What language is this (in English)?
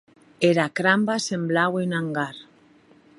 Occitan